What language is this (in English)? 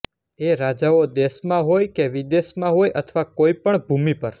Gujarati